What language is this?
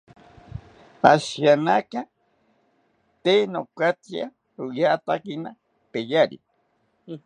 South Ucayali Ashéninka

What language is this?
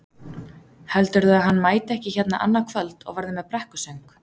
Icelandic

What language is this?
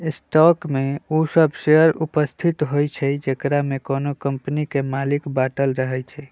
Magahi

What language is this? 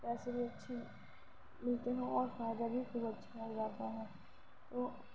Urdu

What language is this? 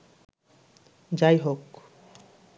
Bangla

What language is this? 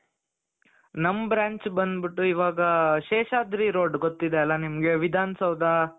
Kannada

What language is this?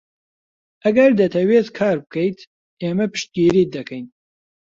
Central Kurdish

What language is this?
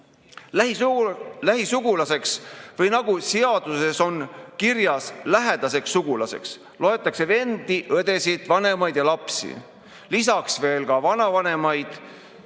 Estonian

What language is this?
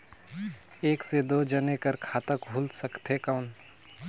Chhattisgarhi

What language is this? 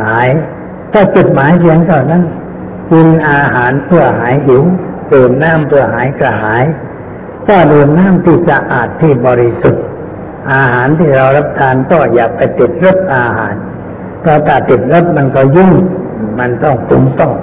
Thai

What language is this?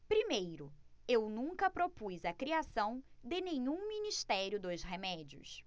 Portuguese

